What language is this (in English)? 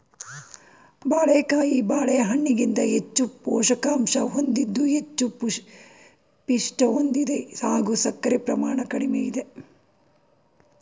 Kannada